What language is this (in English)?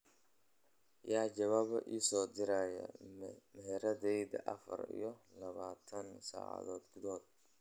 Somali